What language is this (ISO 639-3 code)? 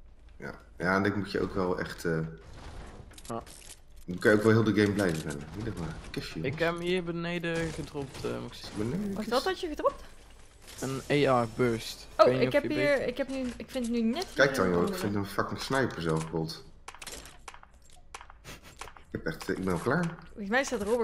nld